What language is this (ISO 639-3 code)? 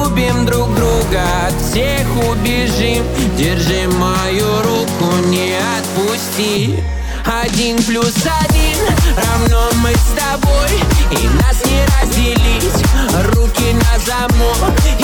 rus